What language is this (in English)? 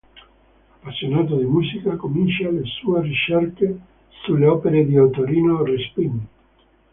Italian